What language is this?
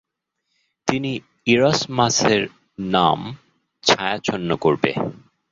Bangla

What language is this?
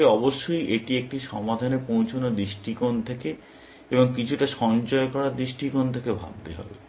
Bangla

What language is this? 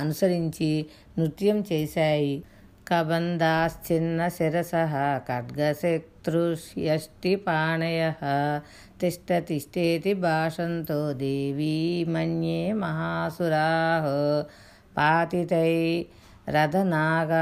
Telugu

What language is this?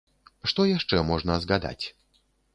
Belarusian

